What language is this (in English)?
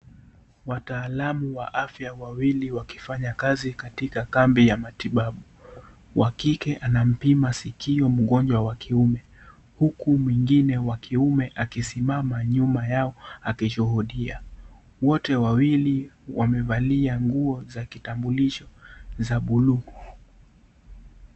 Swahili